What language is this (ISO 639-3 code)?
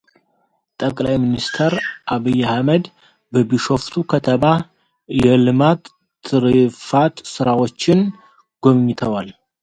amh